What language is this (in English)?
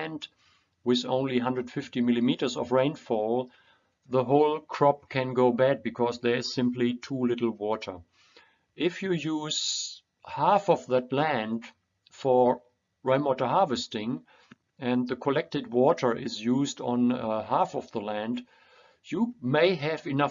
English